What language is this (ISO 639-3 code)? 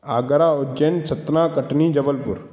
snd